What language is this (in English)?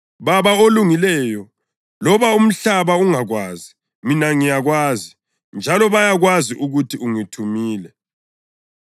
North Ndebele